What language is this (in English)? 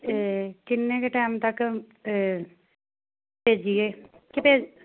Punjabi